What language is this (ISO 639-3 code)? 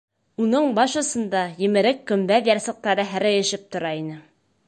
bak